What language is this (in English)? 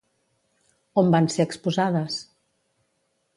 Catalan